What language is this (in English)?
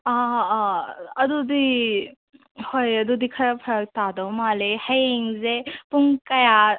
Manipuri